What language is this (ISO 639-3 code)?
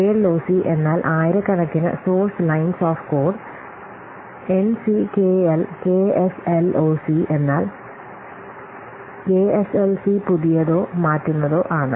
mal